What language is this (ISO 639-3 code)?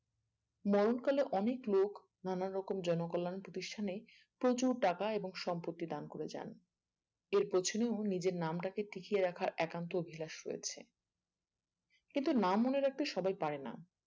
ben